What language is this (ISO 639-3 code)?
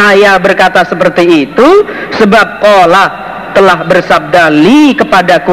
ind